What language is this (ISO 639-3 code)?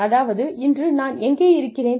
tam